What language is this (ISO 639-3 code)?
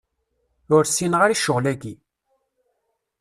kab